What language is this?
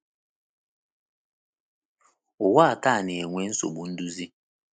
Igbo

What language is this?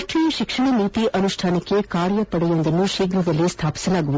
Kannada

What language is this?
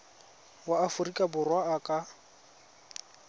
Tswana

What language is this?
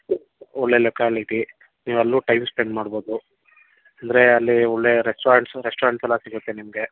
Kannada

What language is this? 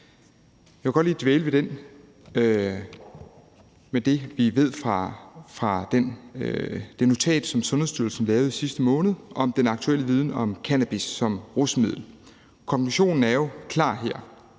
Danish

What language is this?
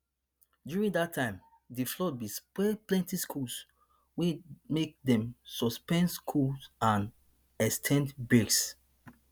Nigerian Pidgin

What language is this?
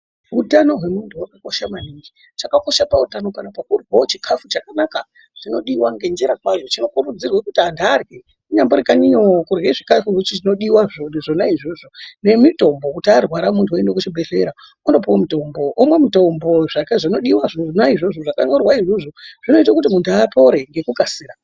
Ndau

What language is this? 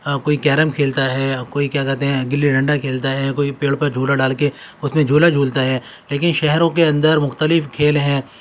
Urdu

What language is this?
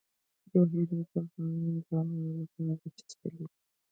Pashto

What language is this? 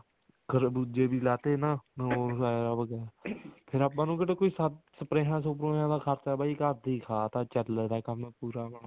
Punjabi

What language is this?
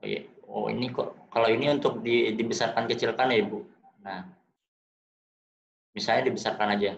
Indonesian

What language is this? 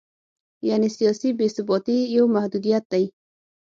Pashto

